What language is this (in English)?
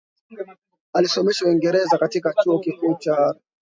Swahili